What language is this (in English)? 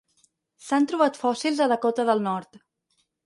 Catalan